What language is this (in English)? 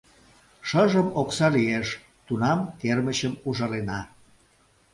Mari